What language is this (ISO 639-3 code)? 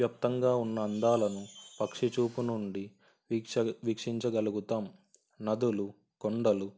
tel